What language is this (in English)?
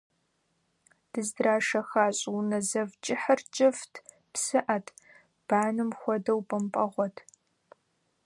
Kabardian